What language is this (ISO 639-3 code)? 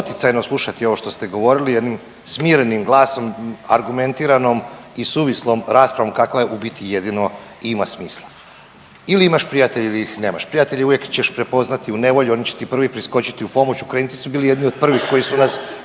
hrv